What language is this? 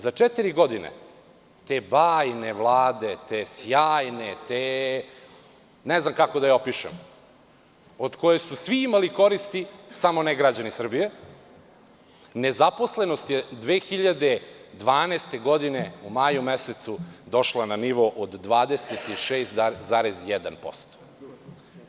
Serbian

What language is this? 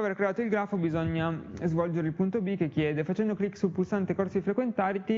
Italian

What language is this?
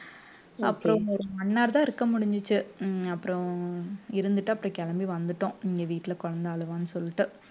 Tamil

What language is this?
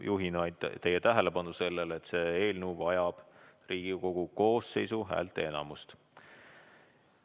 Estonian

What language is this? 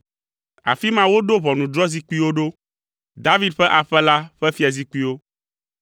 Ewe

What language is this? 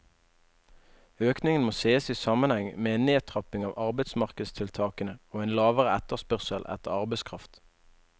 Norwegian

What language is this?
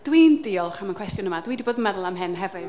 Welsh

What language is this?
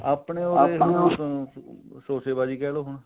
Punjabi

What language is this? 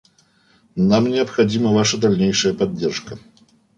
Russian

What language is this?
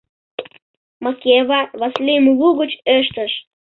Mari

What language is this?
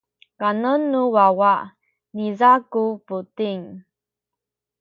Sakizaya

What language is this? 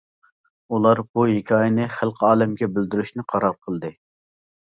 Uyghur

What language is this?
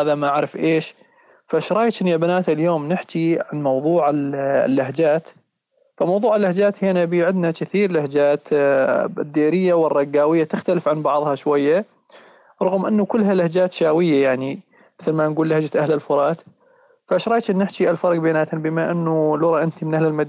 Arabic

